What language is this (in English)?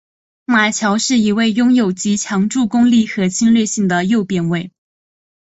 Chinese